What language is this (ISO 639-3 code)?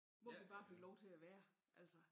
dan